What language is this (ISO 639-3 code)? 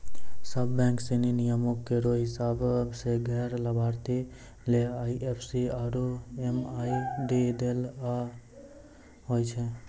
mai